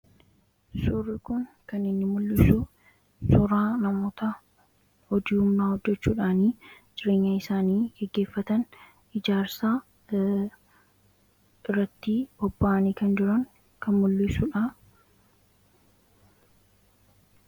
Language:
Oromo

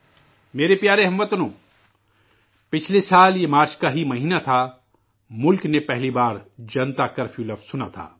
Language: Urdu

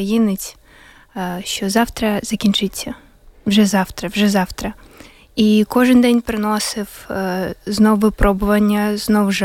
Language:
Ukrainian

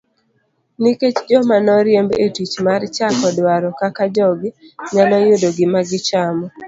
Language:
Luo (Kenya and Tanzania)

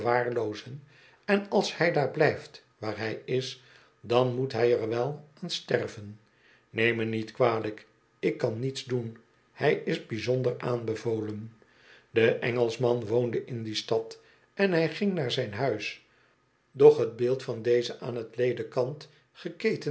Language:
Dutch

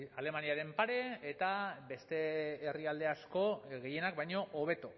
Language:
Basque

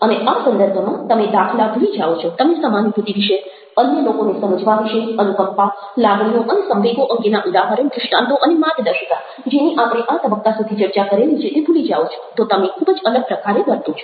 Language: Gujarati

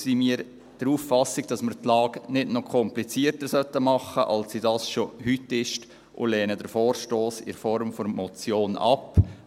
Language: Swiss German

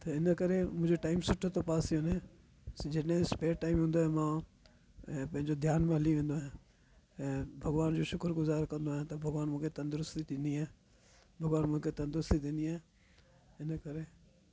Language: Sindhi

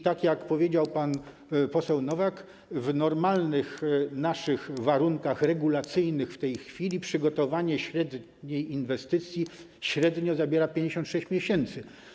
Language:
Polish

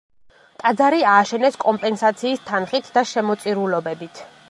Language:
Georgian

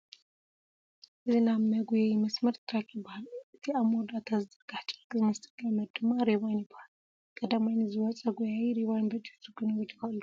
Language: Tigrinya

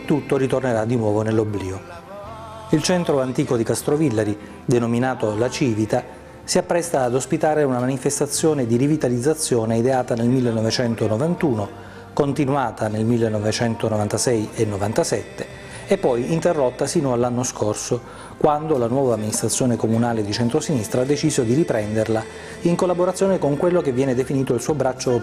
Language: Italian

